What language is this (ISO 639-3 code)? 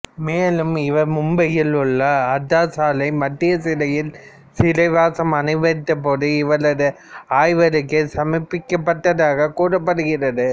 tam